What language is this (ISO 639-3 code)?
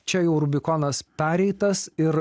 lit